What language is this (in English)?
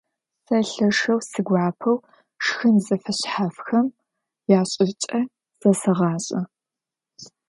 Adyghe